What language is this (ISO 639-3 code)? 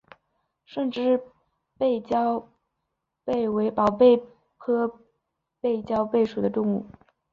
zho